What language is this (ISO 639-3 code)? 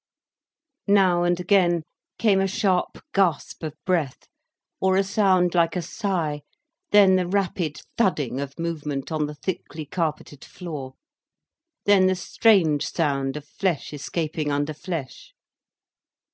eng